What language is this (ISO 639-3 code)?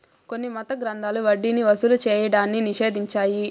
tel